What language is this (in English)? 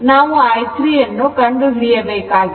Kannada